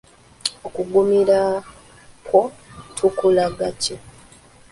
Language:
Ganda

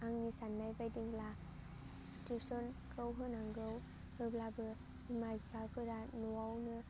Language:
Bodo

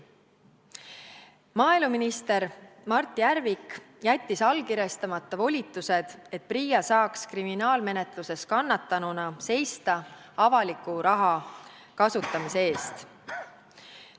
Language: Estonian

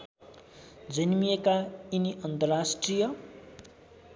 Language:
Nepali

